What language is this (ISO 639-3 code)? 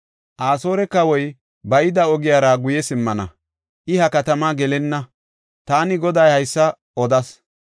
gof